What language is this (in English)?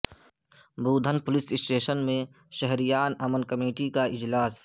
Urdu